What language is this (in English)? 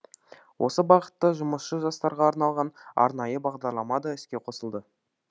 Kazakh